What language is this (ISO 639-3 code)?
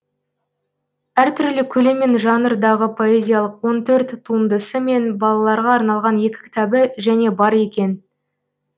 kaz